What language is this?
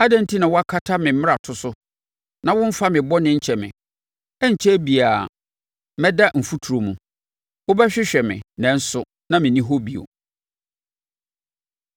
Akan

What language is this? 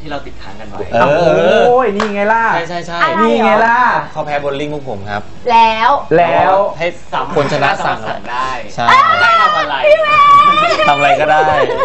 Thai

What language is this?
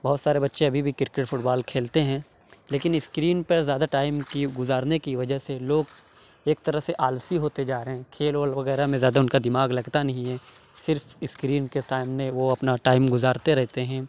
Urdu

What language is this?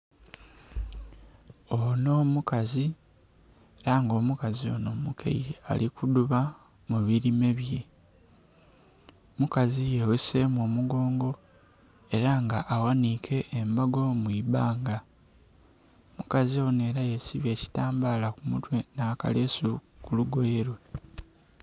Soga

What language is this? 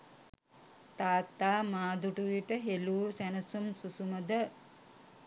Sinhala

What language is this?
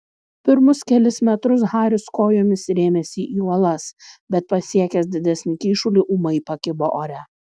Lithuanian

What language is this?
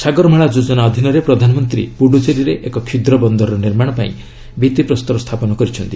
Odia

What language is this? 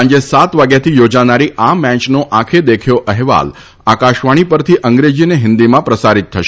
Gujarati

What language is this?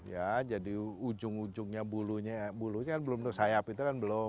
Indonesian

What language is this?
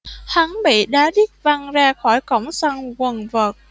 Vietnamese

